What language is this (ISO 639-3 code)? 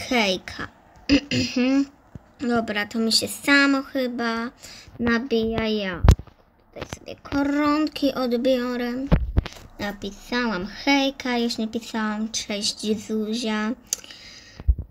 pol